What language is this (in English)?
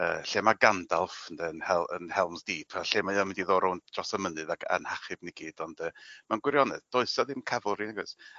Welsh